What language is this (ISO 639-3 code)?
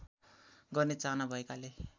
nep